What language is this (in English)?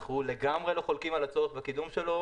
Hebrew